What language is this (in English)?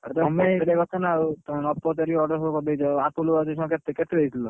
Odia